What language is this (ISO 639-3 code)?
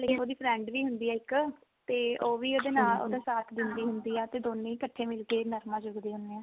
pan